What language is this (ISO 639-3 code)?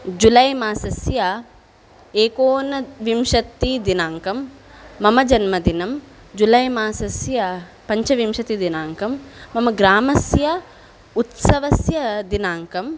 san